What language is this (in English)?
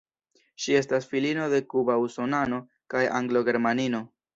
Esperanto